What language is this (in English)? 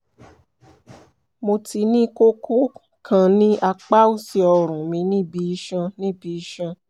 Yoruba